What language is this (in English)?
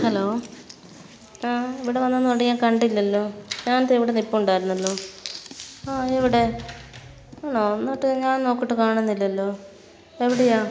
Malayalam